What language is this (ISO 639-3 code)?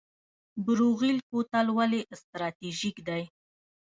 pus